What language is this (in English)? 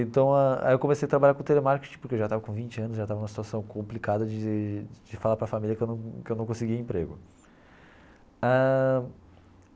Portuguese